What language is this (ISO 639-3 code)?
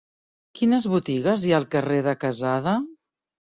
cat